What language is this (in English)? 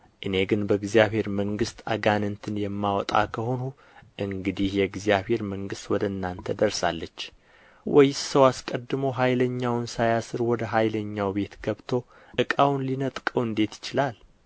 Amharic